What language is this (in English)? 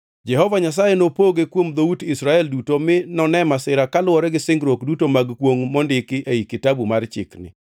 Luo (Kenya and Tanzania)